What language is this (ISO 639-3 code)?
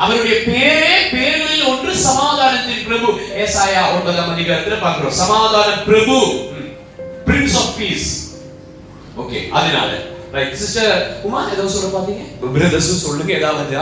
tam